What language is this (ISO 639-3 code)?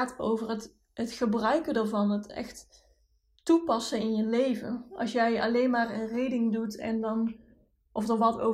nld